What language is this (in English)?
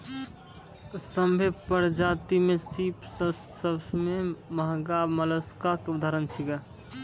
Maithili